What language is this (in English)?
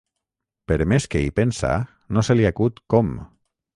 Catalan